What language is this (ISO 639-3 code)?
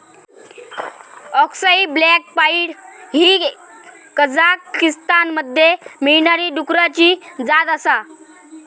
mar